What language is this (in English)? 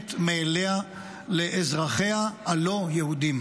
Hebrew